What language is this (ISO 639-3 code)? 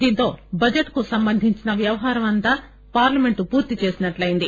tel